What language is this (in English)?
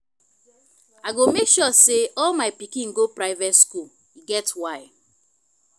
Nigerian Pidgin